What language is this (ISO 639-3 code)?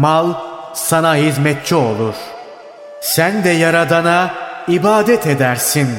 tur